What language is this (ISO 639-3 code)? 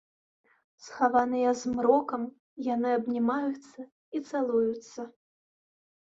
bel